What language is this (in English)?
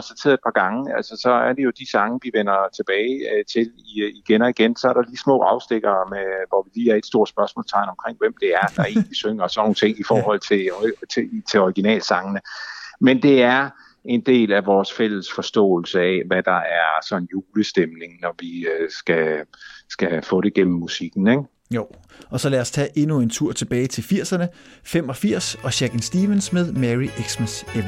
Danish